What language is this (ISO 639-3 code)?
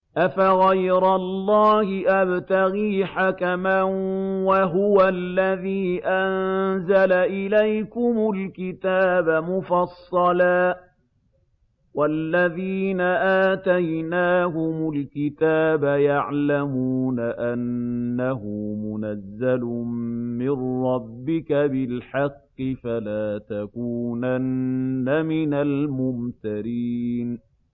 ara